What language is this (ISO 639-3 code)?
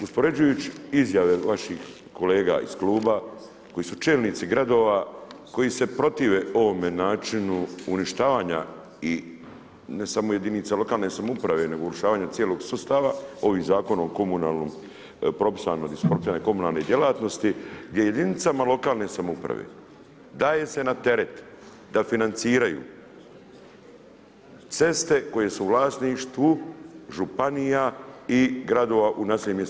hrv